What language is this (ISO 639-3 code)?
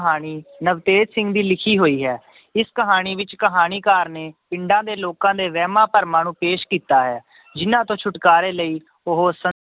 pan